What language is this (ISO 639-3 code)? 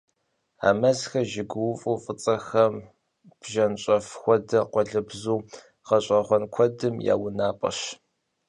kbd